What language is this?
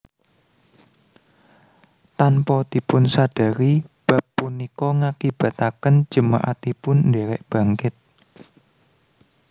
Javanese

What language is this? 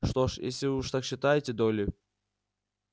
Russian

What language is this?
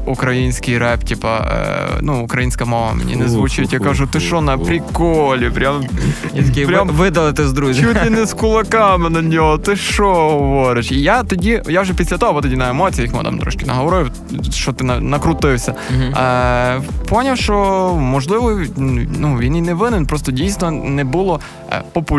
Ukrainian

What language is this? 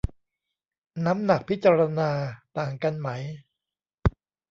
Thai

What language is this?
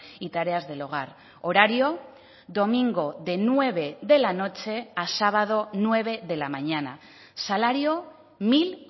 Spanish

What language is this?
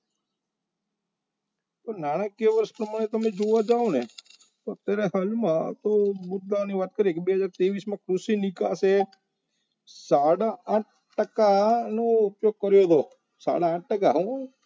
Gujarati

